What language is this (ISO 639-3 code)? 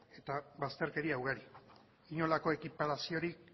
eus